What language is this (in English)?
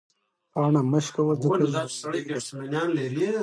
Pashto